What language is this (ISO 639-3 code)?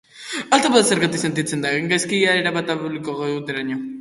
eus